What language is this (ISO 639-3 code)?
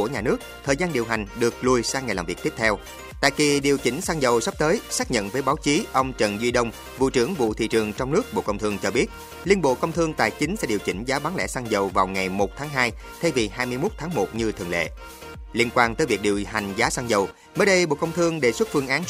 vie